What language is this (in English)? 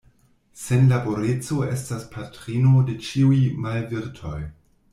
Esperanto